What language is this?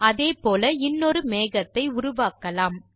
Tamil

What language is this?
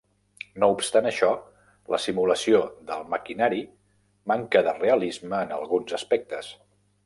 Catalan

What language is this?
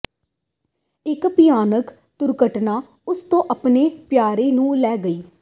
Punjabi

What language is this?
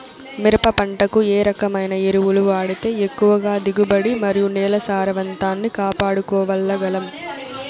Telugu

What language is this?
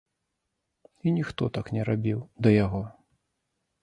Belarusian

